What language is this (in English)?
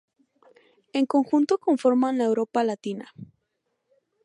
Spanish